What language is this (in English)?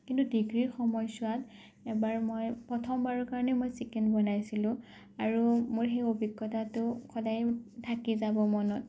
Assamese